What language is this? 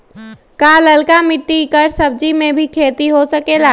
Magahi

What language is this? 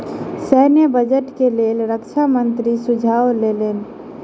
Maithili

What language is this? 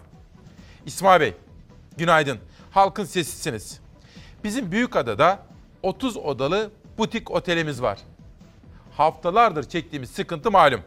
Turkish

